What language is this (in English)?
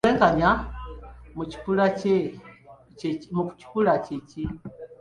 Ganda